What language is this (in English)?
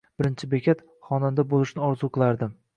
Uzbek